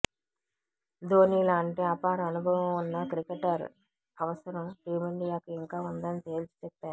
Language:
Telugu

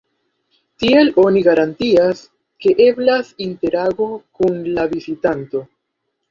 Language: Esperanto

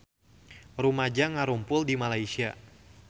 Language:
Sundanese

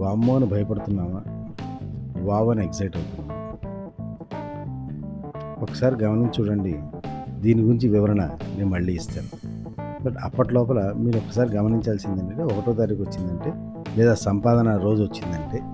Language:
Telugu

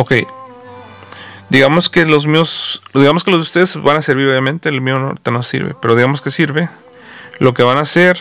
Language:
Spanish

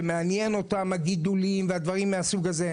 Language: Hebrew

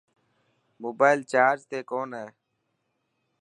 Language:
Dhatki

